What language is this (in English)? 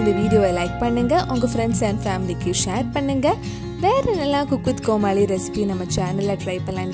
Hindi